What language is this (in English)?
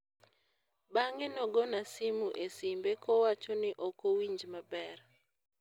Luo (Kenya and Tanzania)